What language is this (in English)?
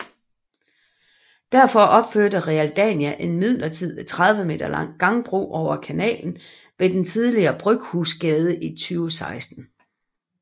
Danish